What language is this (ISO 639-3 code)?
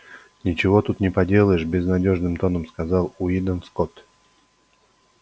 rus